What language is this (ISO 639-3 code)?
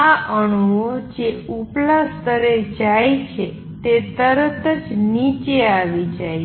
guj